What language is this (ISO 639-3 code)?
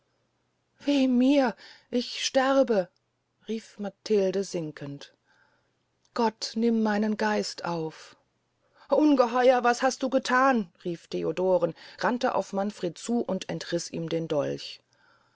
deu